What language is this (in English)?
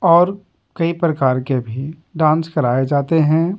Hindi